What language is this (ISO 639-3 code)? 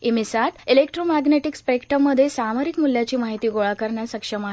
mar